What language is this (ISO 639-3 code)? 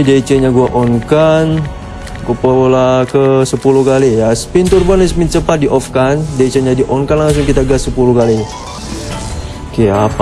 ind